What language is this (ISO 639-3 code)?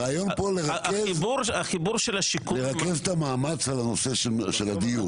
heb